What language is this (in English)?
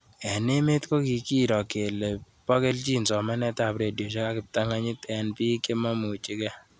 Kalenjin